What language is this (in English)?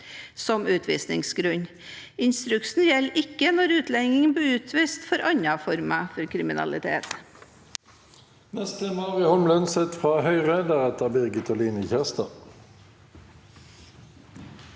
Norwegian